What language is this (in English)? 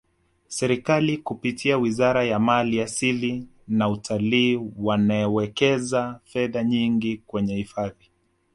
Swahili